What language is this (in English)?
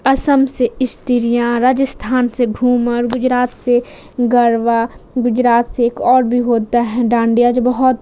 Urdu